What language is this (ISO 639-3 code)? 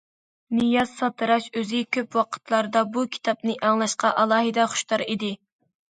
uig